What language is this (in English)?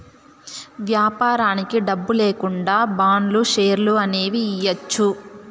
Telugu